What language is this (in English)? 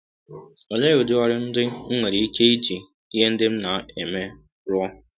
Igbo